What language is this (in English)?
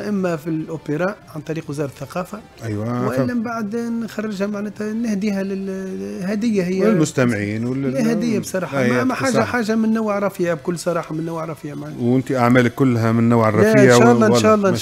Arabic